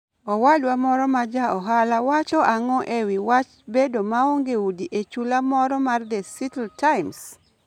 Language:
Luo (Kenya and Tanzania)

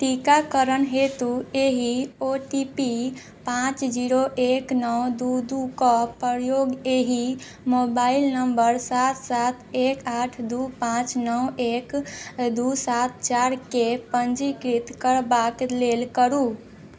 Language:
Maithili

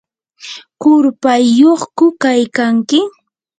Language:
Yanahuanca Pasco Quechua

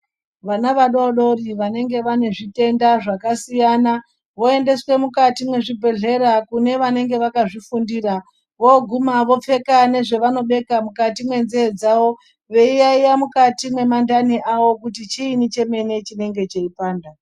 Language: Ndau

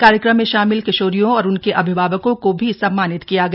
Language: Hindi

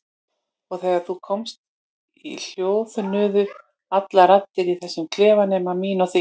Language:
Icelandic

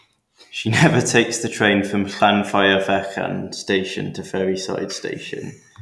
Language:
English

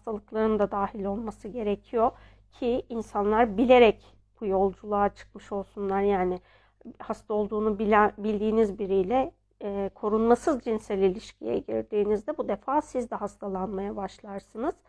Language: Turkish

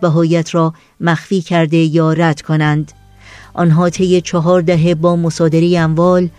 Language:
Persian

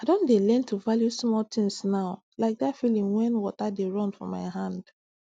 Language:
Nigerian Pidgin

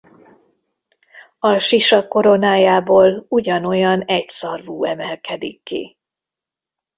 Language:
Hungarian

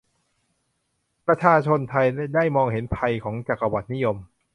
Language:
Thai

